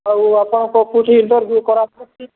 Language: Odia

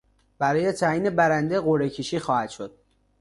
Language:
Persian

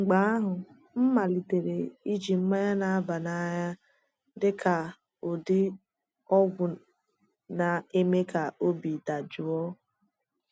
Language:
Igbo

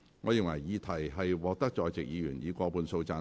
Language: Cantonese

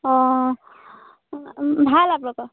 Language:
Assamese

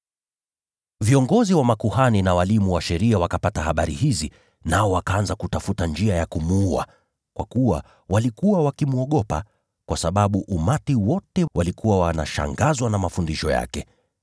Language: Swahili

